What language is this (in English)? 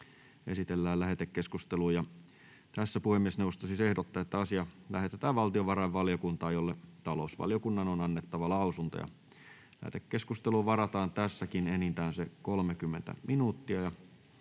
Finnish